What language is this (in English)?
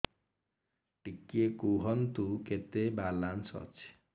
Odia